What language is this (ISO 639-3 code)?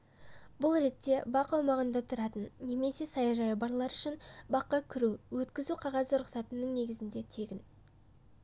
kaz